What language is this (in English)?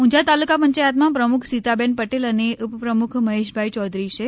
Gujarati